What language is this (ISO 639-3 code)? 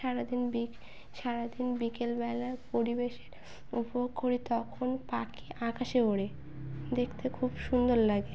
ben